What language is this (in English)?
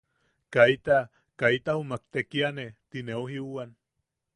Yaqui